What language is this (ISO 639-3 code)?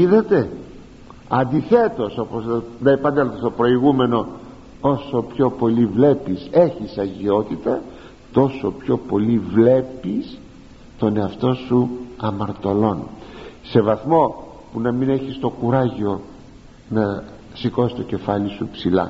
ell